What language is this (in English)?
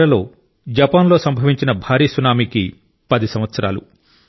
Telugu